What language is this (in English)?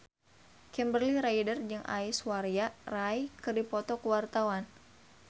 Sundanese